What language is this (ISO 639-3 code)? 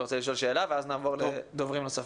heb